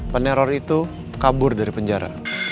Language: Indonesian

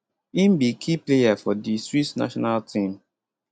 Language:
Nigerian Pidgin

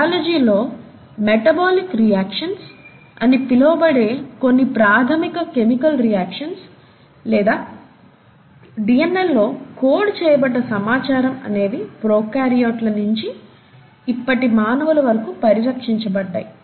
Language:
Telugu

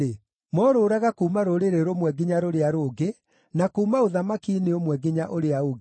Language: Kikuyu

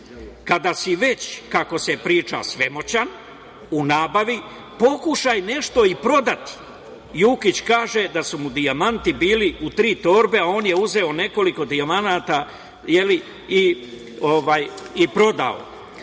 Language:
Serbian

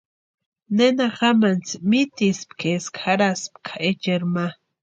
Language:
Western Highland Purepecha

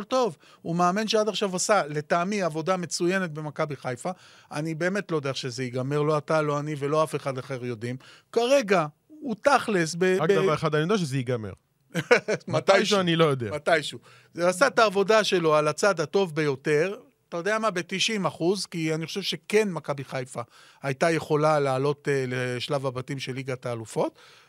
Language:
Hebrew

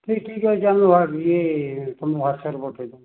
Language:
Odia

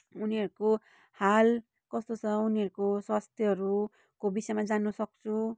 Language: Nepali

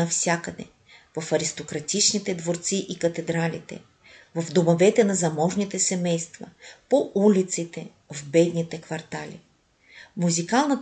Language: Bulgarian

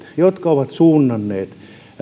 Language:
Finnish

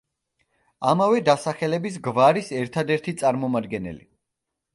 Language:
Georgian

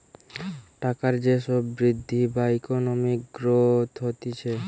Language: Bangla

